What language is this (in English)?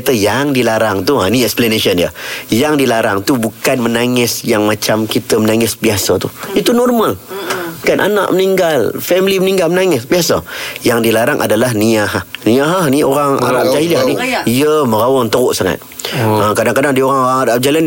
Malay